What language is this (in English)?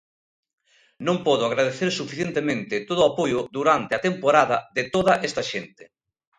Galician